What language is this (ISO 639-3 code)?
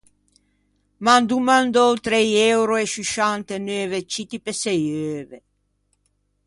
lij